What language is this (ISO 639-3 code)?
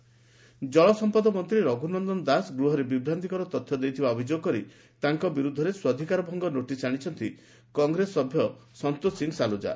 ori